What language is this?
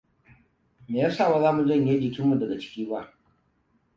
Hausa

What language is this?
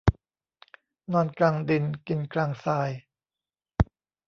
Thai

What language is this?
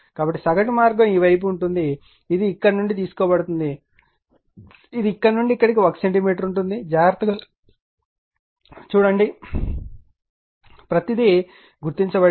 Telugu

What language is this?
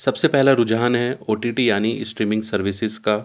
Urdu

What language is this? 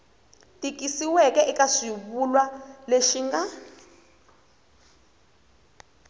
Tsonga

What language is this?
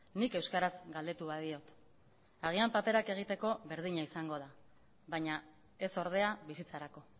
Basque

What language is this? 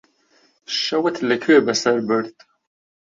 Central Kurdish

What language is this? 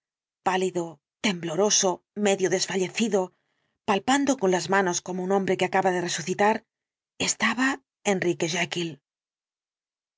Spanish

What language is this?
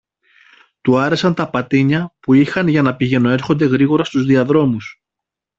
Greek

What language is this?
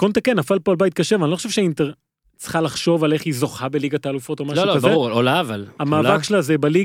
Hebrew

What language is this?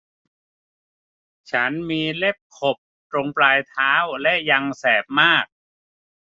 Thai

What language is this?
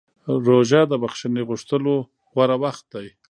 Pashto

